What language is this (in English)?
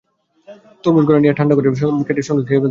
Bangla